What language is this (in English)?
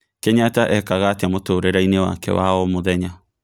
Kikuyu